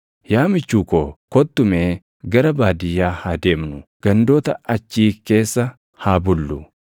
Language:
Oromo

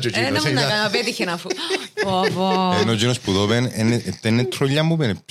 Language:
Greek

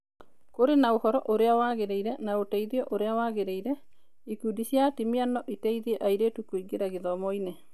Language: Kikuyu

